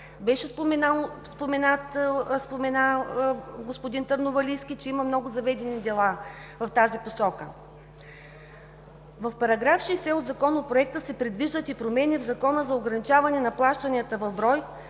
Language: Bulgarian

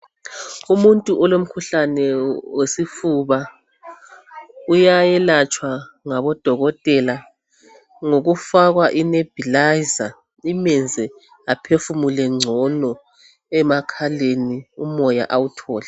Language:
North Ndebele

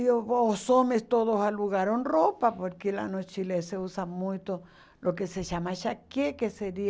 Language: Portuguese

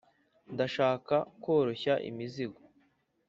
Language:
Kinyarwanda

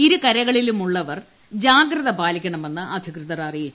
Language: Malayalam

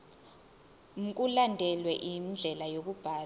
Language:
Zulu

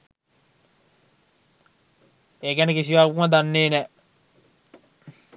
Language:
Sinhala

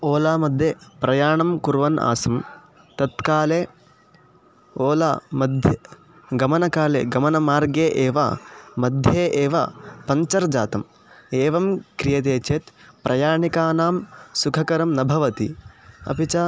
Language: Sanskrit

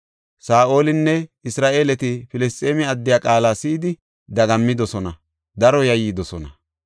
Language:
Gofa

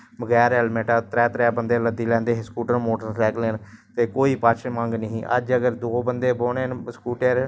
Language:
Dogri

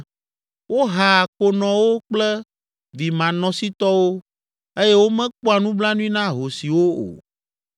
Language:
Ewe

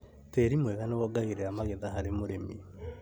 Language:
Kikuyu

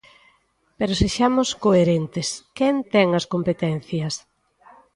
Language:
Galician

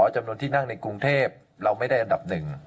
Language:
Thai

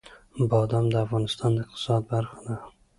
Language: Pashto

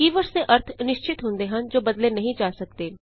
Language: Punjabi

